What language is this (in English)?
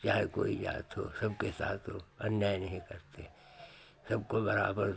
Hindi